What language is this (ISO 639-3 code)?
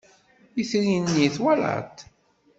kab